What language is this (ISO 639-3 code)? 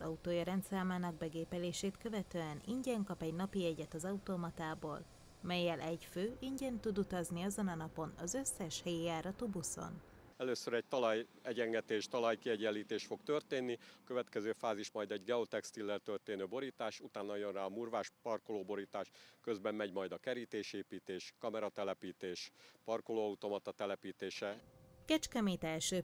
hun